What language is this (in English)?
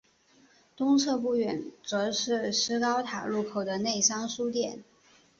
Chinese